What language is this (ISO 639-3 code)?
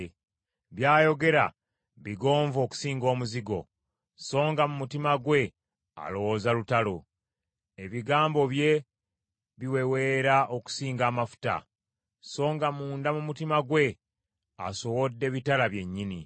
lug